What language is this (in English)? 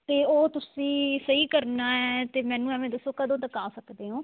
Punjabi